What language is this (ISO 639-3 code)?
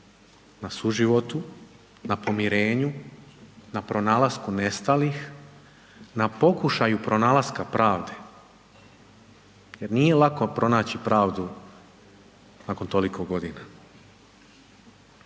hrv